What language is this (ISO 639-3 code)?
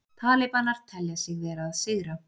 isl